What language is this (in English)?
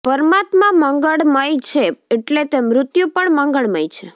Gujarati